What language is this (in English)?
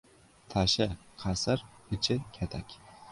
Uzbek